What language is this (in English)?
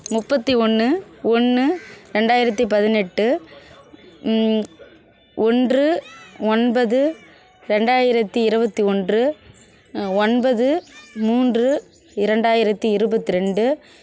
Tamil